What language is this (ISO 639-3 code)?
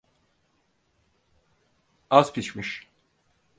tur